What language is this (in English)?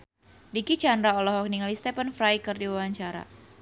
Sundanese